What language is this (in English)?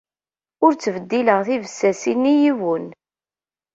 Kabyle